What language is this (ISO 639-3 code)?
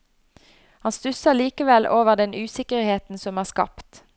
nor